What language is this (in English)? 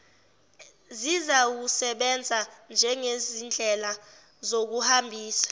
Zulu